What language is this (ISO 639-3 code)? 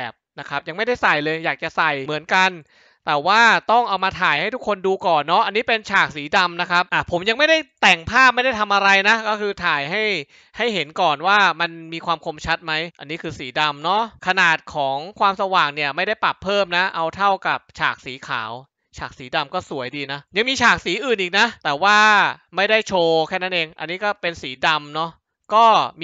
tha